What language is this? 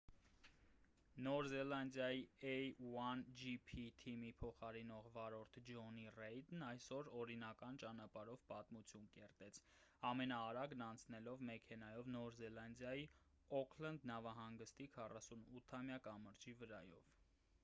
Armenian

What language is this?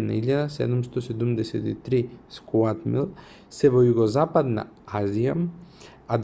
Macedonian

